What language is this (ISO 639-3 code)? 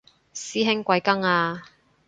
yue